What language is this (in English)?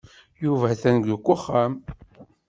Kabyle